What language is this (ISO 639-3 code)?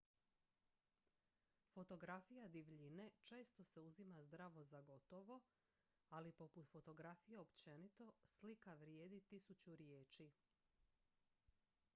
hrv